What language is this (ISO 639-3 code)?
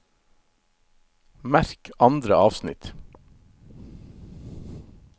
nor